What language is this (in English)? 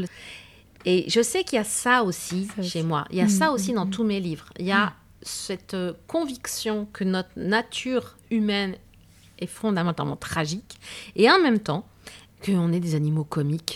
French